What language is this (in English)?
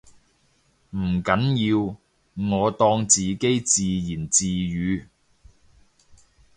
Cantonese